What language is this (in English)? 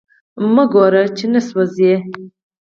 Pashto